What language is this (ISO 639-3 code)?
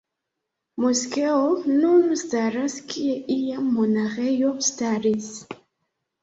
epo